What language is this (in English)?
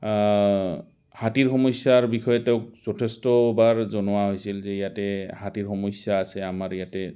Assamese